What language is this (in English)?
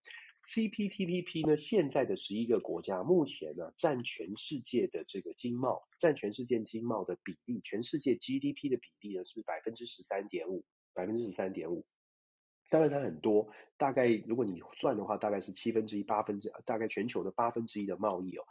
Chinese